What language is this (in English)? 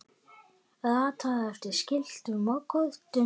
Icelandic